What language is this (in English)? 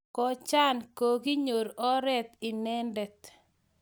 Kalenjin